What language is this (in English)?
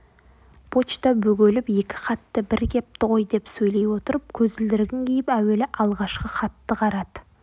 Kazakh